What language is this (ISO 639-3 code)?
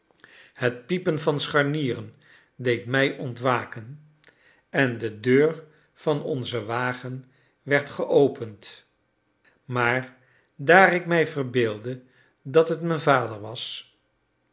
nld